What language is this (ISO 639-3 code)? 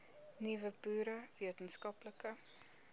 afr